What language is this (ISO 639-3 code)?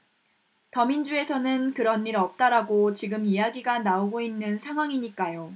kor